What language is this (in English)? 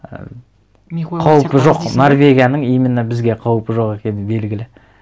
Kazakh